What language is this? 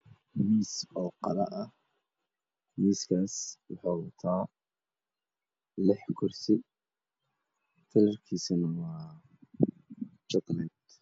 Somali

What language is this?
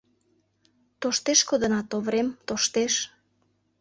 Mari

